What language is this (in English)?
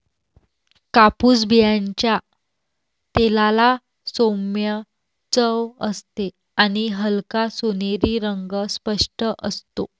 Marathi